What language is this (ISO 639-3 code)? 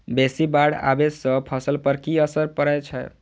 mai